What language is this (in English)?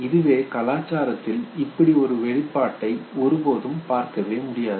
Tamil